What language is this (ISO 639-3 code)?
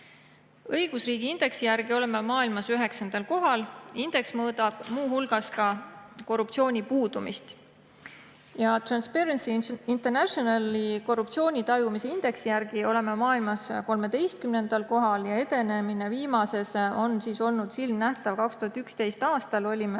est